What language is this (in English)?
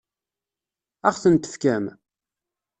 Kabyle